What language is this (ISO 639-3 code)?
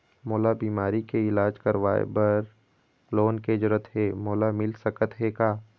hne